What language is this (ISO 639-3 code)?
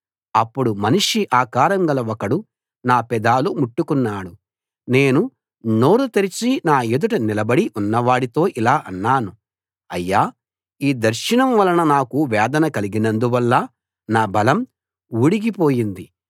tel